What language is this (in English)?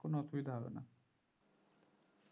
Bangla